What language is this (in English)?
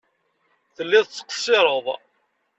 Kabyle